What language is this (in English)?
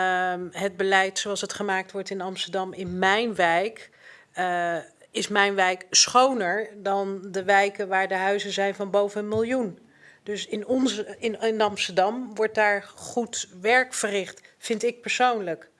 Dutch